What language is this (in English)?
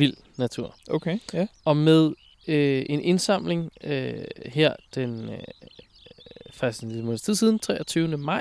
Danish